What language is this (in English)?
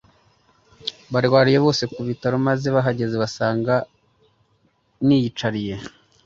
Kinyarwanda